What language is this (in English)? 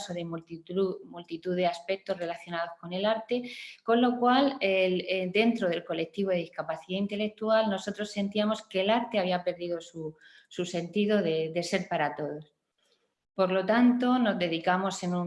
Spanish